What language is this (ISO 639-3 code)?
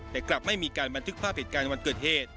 tha